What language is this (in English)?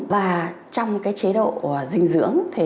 Vietnamese